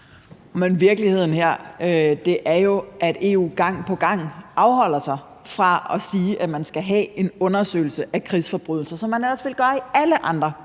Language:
Danish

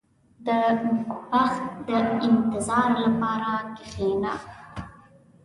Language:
Pashto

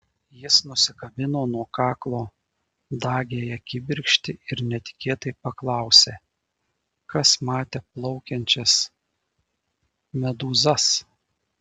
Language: Lithuanian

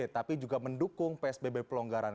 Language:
Indonesian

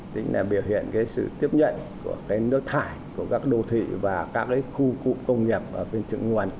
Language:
Vietnamese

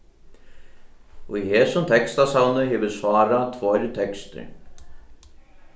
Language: Faroese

